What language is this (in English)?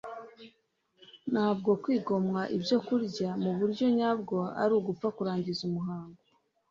Kinyarwanda